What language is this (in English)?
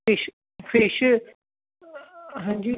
Punjabi